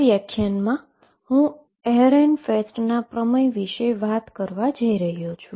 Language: Gujarati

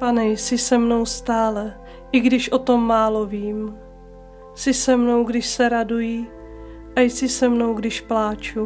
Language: Czech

